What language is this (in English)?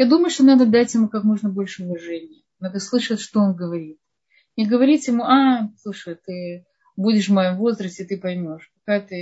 Russian